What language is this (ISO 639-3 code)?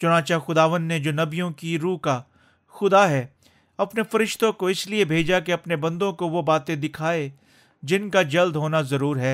urd